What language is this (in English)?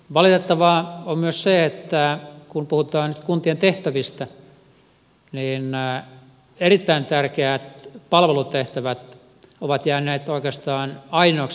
Finnish